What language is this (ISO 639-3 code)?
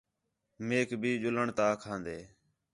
xhe